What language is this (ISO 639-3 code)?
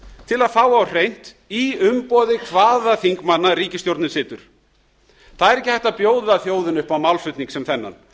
isl